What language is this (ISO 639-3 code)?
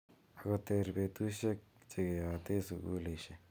kln